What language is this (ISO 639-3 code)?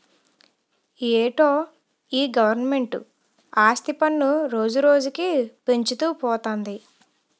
tel